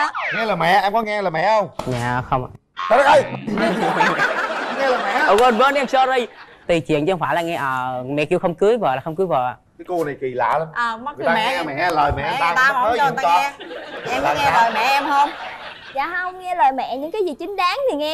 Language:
Vietnamese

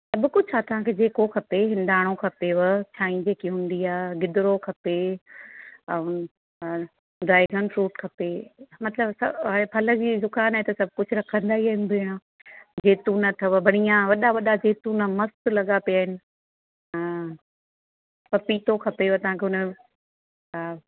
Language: Sindhi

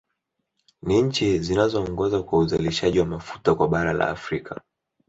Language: Swahili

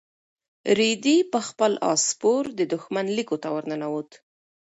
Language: Pashto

